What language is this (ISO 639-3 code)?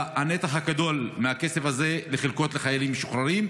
heb